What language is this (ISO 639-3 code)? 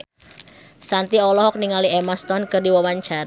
sun